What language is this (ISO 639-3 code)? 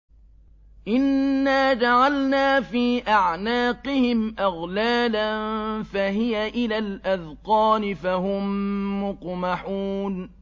ara